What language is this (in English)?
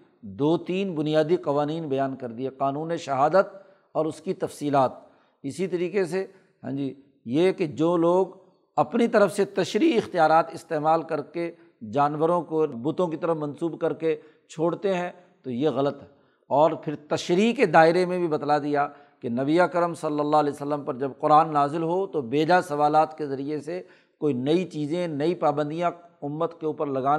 Urdu